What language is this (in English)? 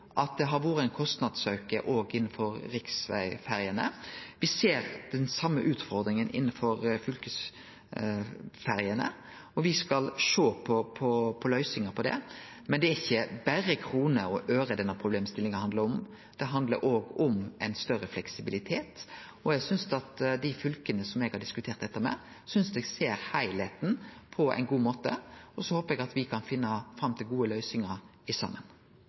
Norwegian Nynorsk